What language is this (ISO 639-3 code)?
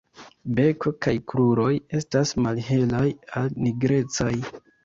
epo